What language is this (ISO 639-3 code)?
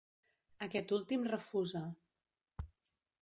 cat